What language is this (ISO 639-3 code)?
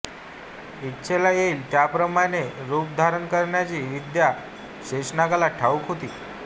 mar